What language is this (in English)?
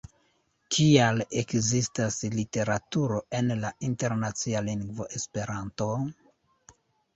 Esperanto